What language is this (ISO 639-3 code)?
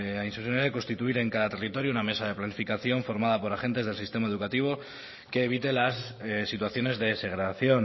spa